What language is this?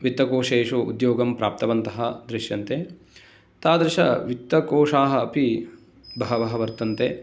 Sanskrit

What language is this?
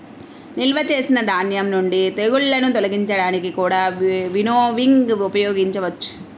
Telugu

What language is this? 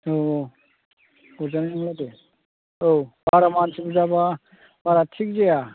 Bodo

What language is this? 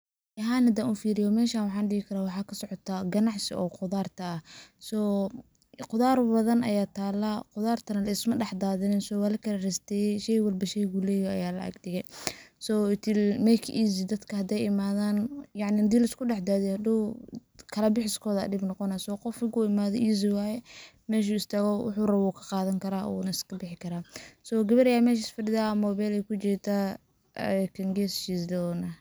Somali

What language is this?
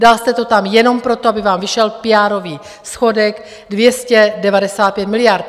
Czech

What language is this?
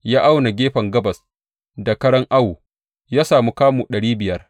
Hausa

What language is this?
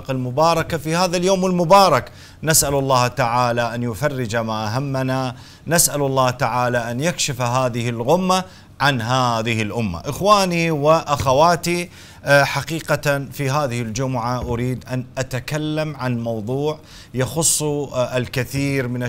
Arabic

